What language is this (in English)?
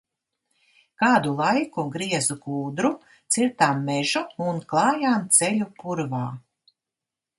Latvian